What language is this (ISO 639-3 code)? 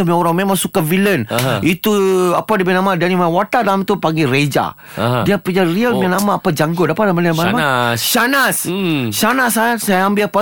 msa